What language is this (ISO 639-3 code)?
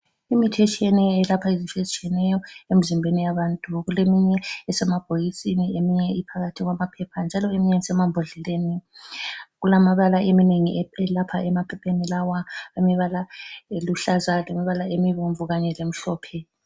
nde